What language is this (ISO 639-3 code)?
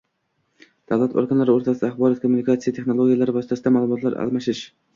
uzb